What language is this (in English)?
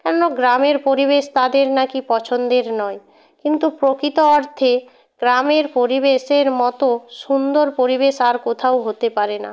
Bangla